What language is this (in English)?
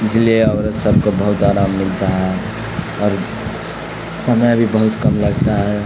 Urdu